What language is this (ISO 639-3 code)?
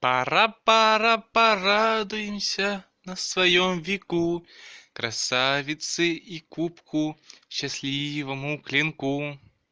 rus